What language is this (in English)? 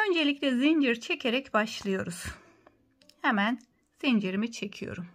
Turkish